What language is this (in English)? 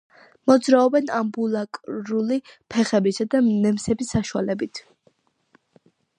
Georgian